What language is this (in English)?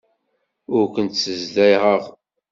Kabyle